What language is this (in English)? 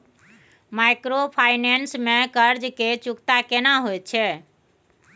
Maithili